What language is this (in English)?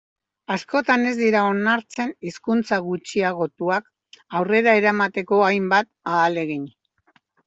Basque